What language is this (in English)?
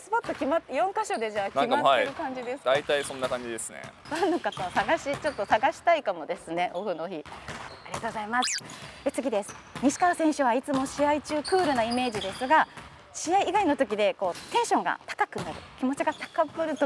Japanese